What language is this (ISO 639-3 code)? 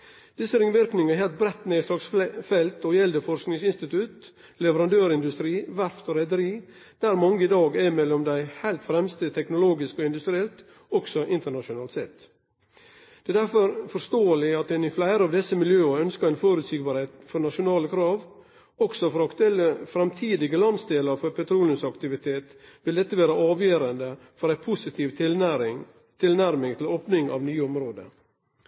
nno